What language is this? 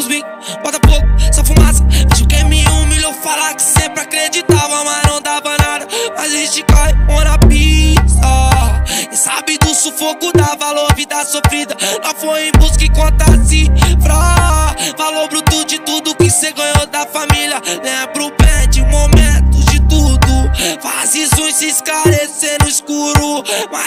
Romanian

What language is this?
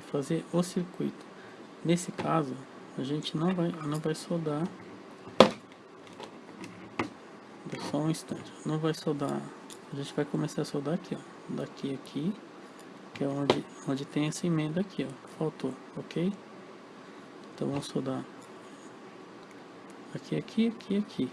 Portuguese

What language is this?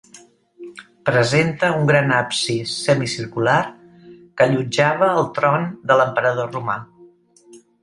Catalan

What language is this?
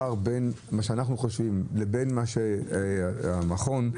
Hebrew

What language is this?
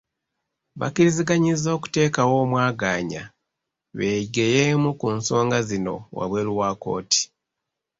Ganda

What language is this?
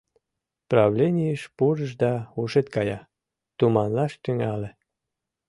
Mari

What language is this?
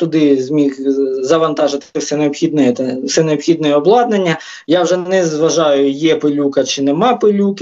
Ukrainian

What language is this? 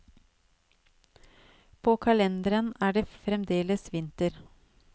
Norwegian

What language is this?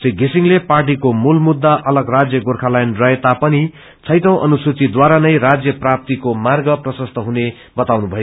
Nepali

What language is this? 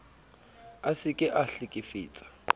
Southern Sotho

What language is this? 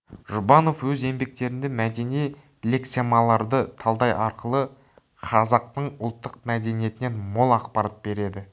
Kazakh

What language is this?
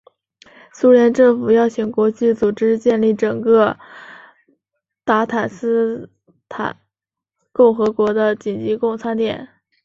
Chinese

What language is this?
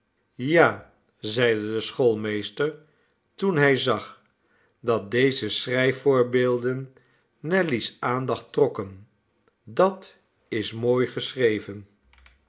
Dutch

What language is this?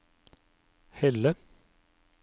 Norwegian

